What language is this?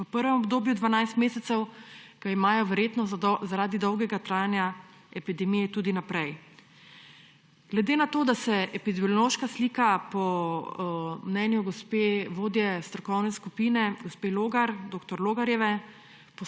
Slovenian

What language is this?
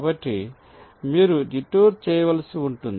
Telugu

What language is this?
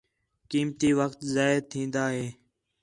Khetrani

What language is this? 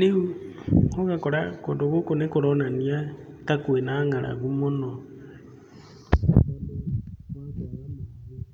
Kikuyu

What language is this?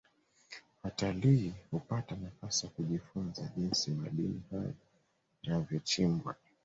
Swahili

